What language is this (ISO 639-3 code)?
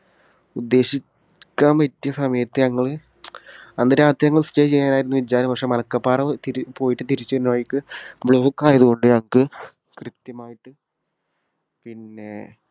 mal